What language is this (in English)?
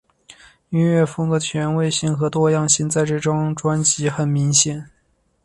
Chinese